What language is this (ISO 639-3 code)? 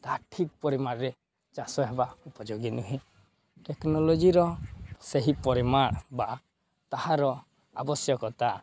ori